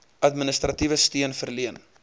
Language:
Afrikaans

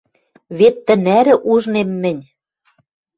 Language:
Western Mari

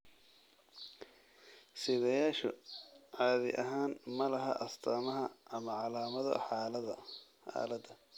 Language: Somali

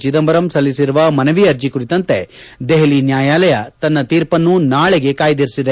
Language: Kannada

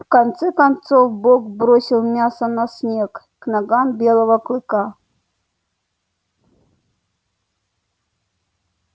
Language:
Russian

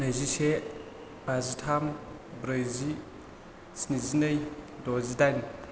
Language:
Bodo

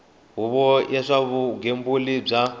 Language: Tsonga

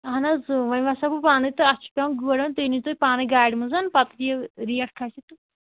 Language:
Kashmiri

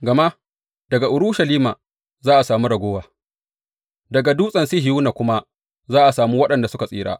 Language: Hausa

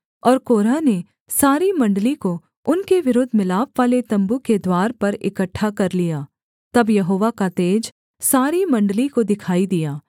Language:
Hindi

